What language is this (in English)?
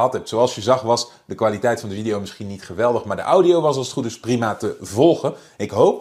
Dutch